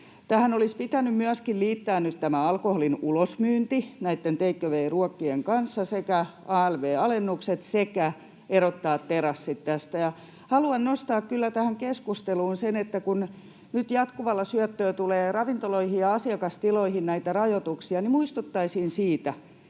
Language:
Finnish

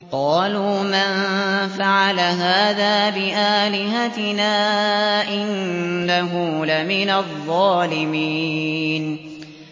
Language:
Arabic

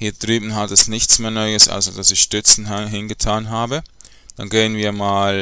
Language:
German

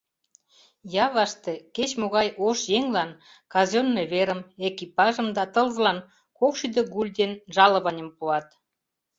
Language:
Mari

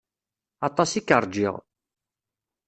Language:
Kabyle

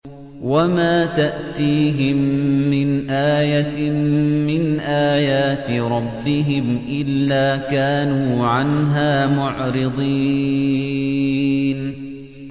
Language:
Arabic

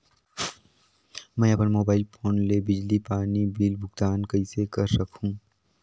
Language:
Chhattisgarhi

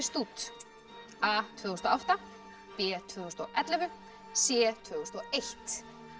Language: Icelandic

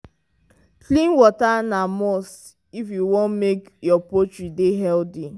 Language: Nigerian Pidgin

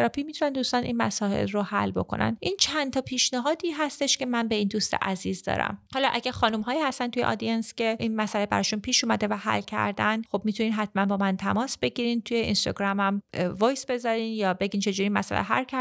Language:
Persian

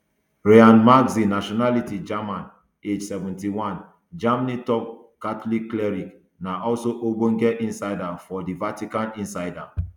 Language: Nigerian Pidgin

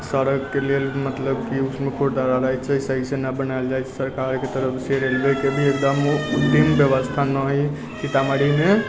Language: Maithili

